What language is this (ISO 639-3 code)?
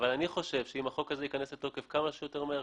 heb